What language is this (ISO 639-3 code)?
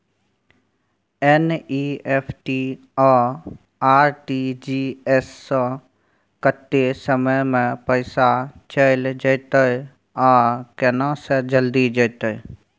mai